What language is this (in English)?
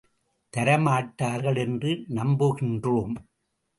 Tamil